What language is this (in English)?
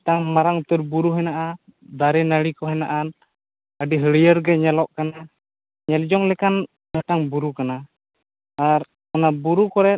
Santali